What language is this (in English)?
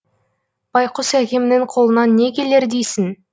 Kazakh